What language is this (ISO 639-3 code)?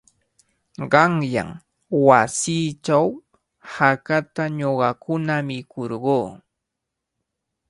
qvl